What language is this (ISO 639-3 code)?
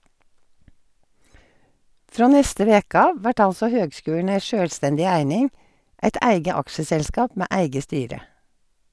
nor